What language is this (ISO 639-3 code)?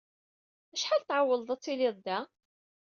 kab